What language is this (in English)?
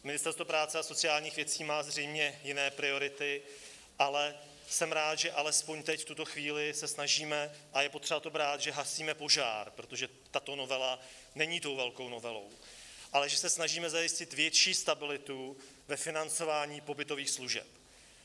Czech